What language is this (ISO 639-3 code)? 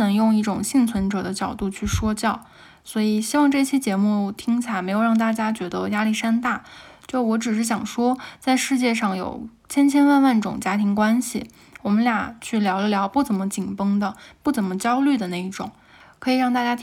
zho